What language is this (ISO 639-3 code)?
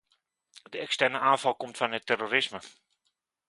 nld